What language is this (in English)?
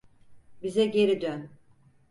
Turkish